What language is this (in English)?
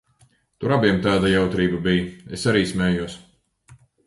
Latvian